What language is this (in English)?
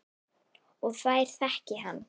Icelandic